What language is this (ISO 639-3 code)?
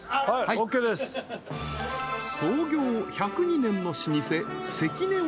jpn